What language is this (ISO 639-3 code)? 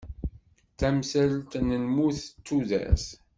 kab